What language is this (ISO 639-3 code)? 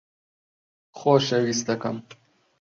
ckb